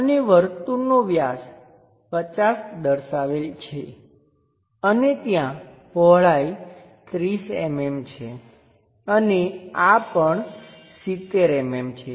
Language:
Gujarati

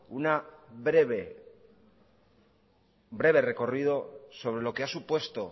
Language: Spanish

